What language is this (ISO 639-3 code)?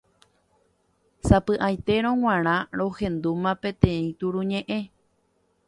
grn